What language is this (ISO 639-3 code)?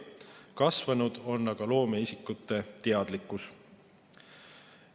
est